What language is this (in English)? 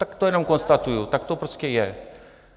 Czech